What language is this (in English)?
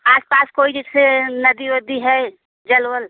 Hindi